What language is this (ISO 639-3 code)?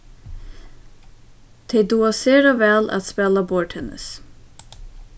fao